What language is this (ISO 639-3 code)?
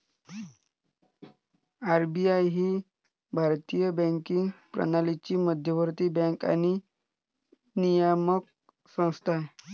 mar